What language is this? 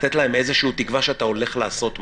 Hebrew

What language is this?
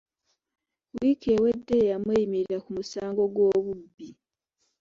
Ganda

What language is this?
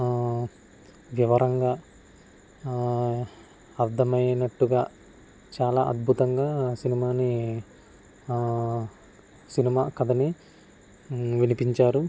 Telugu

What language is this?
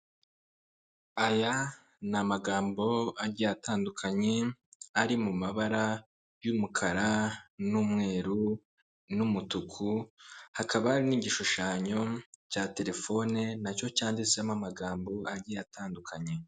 Kinyarwanda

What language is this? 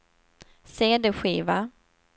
Swedish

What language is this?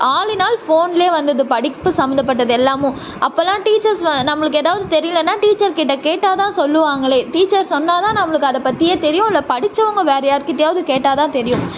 Tamil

